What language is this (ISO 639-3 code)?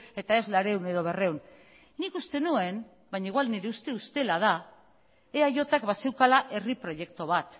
eus